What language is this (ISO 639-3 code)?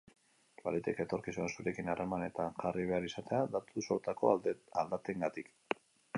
eus